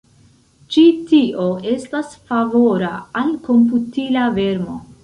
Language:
Esperanto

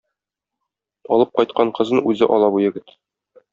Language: Tatar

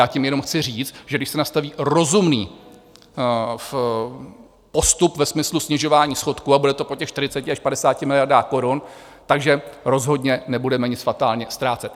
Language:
Czech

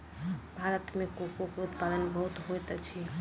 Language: Maithili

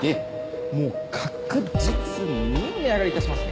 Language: Japanese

